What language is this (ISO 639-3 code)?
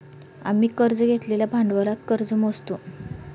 mar